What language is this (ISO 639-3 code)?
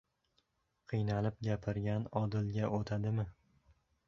uzb